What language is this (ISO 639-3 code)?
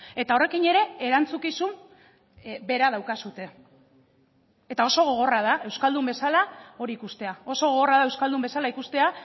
eus